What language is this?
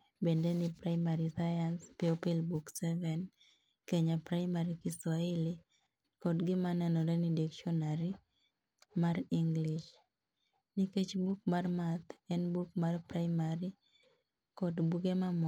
Luo (Kenya and Tanzania)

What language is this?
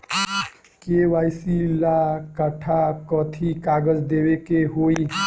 Bhojpuri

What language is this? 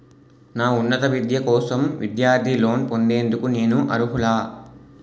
Telugu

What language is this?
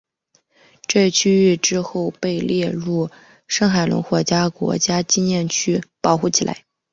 Chinese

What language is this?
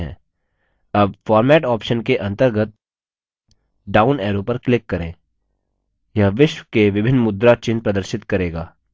Hindi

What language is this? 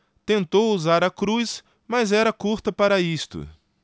Portuguese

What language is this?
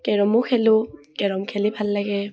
Assamese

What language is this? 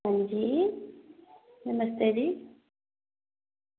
Dogri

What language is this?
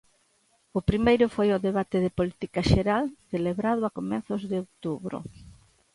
Galician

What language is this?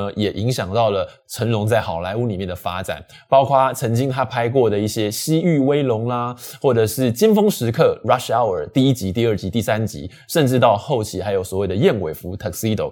Chinese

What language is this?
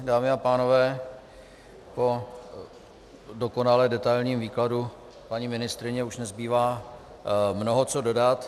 Czech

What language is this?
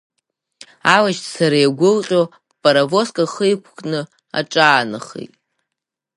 Abkhazian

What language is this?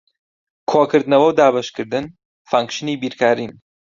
Central Kurdish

